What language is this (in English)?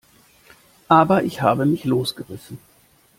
German